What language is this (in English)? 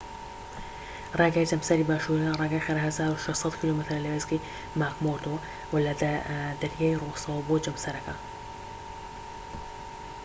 Central Kurdish